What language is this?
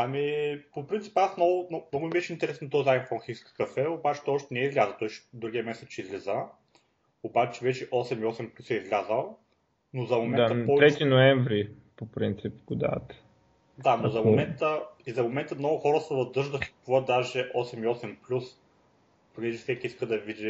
Bulgarian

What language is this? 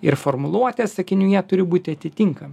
Lithuanian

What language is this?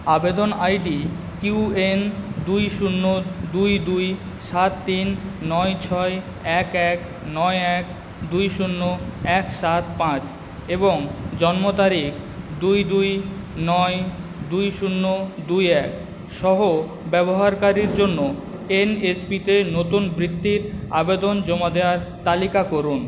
Bangla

